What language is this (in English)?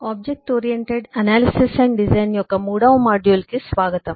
Telugu